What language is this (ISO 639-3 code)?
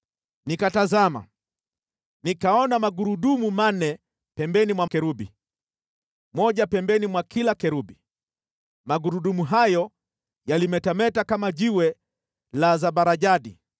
swa